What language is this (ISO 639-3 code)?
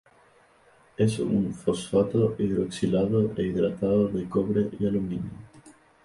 spa